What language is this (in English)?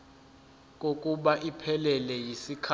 Zulu